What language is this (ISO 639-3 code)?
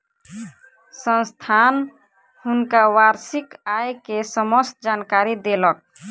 mai